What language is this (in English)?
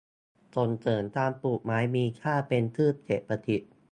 Thai